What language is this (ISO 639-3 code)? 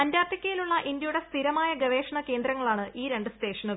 mal